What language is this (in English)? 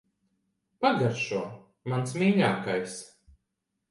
Latvian